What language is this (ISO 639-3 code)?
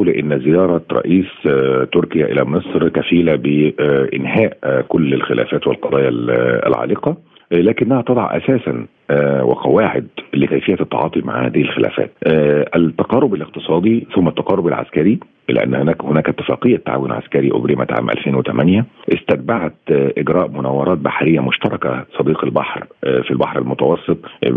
ara